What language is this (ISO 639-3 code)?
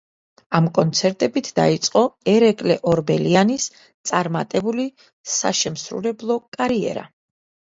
kat